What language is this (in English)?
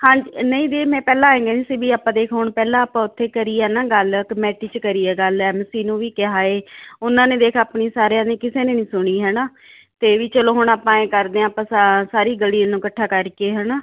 Punjabi